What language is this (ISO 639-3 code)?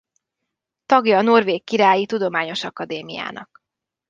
hun